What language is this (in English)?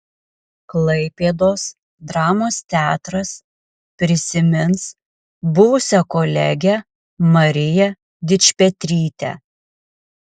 Lithuanian